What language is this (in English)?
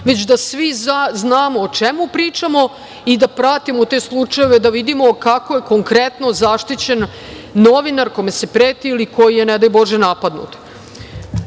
Serbian